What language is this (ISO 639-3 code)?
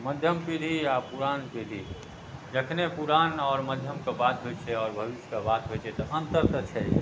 mai